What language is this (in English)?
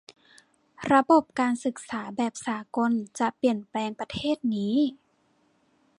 Thai